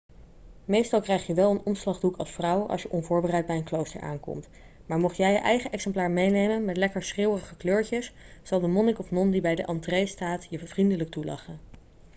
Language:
Dutch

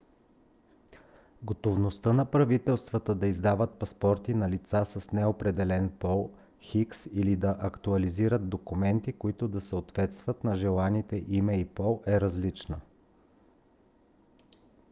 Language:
Bulgarian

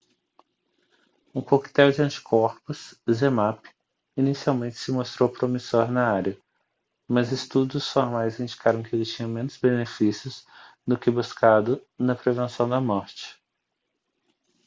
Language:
Portuguese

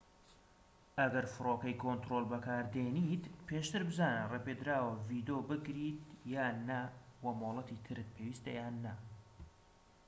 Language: Central Kurdish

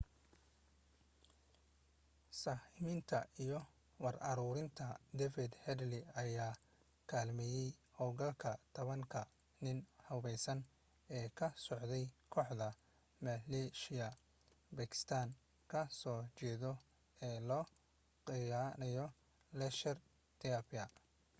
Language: Somali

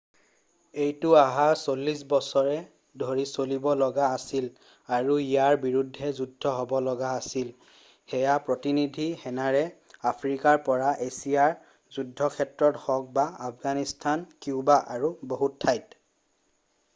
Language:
Assamese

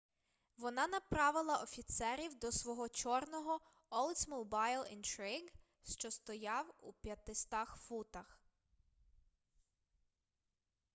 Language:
Ukrainian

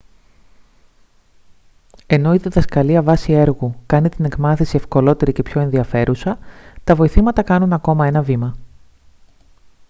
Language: Greek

